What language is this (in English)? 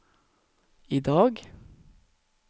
Norwegian